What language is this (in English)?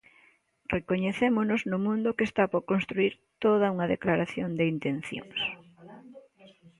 Galician